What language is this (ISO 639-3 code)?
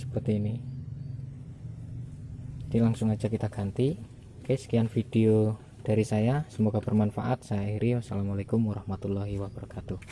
ind